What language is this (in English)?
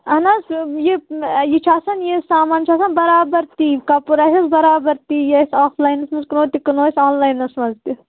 Kashmiri